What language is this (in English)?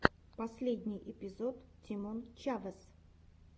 Russian